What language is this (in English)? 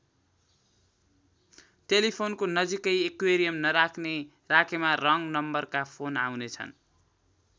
Nepali